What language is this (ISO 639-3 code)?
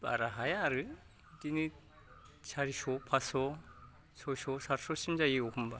brx